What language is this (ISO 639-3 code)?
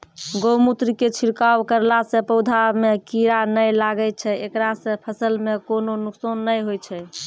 mai